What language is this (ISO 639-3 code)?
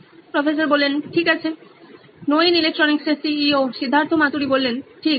ben